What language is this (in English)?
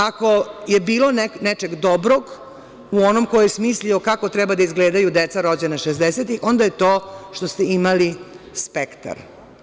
Serbian